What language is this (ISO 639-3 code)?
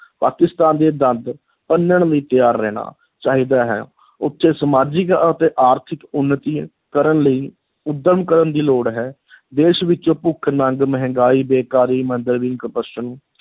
pan